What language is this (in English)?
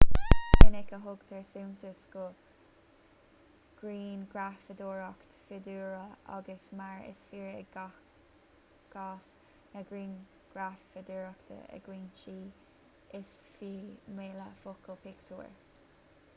Irish